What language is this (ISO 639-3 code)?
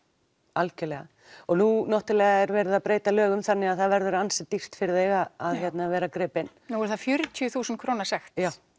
isl